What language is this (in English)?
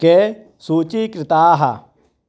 Sanskrit